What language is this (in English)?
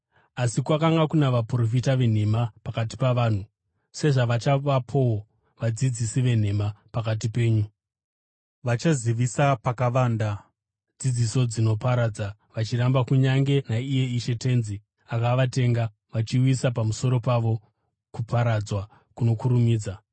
Shona